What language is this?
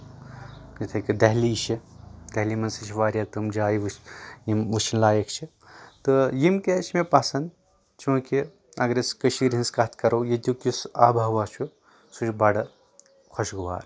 Kashmiri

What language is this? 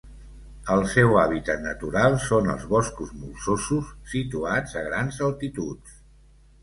Catalan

